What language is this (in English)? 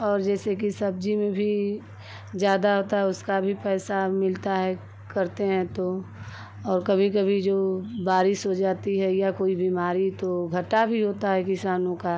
Hindi